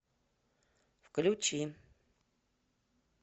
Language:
Russian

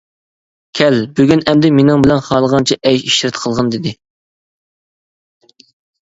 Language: Uyghur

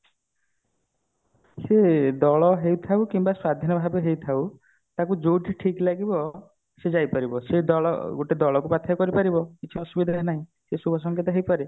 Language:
Odia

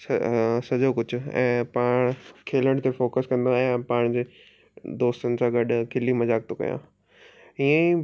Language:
Sindhi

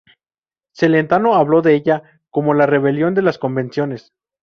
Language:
Spanish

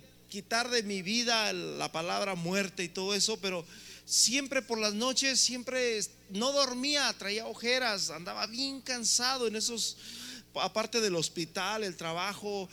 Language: Spanish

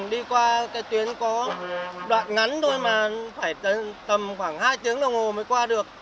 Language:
Vietnamese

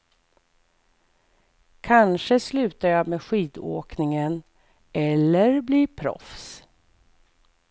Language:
Swedish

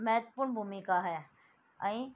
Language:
Sindhi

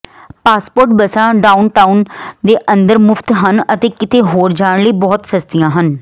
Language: Punjabi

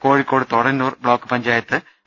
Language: Malayalam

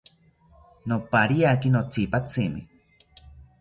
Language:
South Ucayali Ashéninka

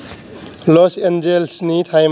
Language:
Bodo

